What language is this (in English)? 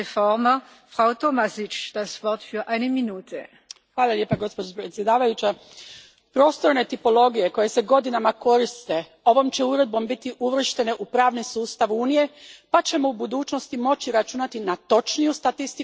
Croatian